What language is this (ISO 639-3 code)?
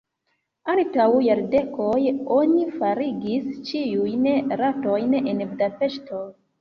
epo